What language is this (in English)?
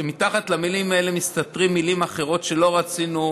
Hebrew